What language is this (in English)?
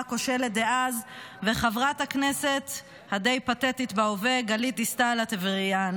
Hebrew